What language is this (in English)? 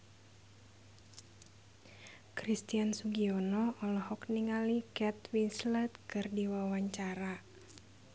Sundanese